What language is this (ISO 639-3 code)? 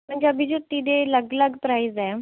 pan